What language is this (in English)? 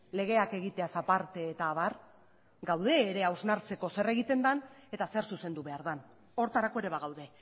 Basque